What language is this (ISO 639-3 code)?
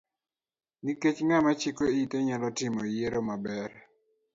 luo